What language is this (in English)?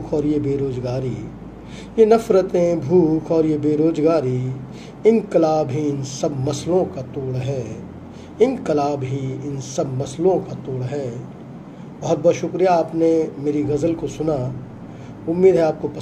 Hindi